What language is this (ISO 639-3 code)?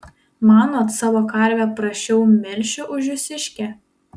lit